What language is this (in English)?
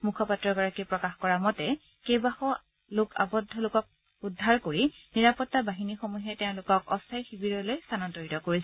Assamese